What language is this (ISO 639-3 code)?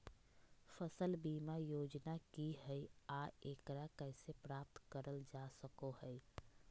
mag